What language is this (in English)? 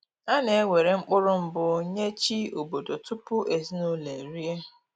Igbo